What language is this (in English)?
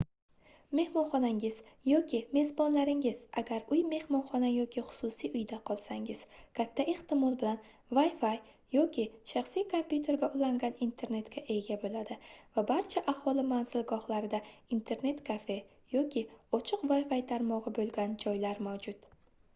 Uzbek